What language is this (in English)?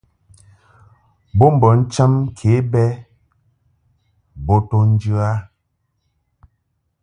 Mungaka